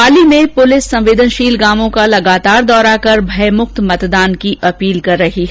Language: Hindi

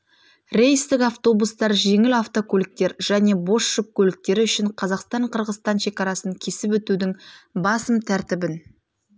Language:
Kazakh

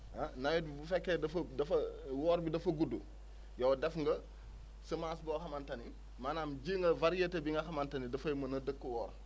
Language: Wolof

